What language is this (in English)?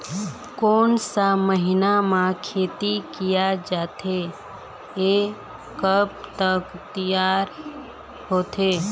Chhattisgarhi